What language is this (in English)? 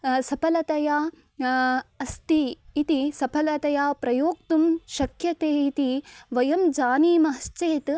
Sanskrit